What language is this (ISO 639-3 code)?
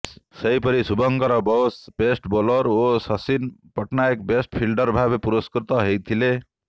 ori